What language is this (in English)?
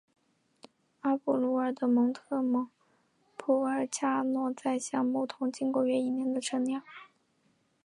Chinese